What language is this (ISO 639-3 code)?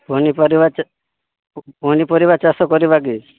ori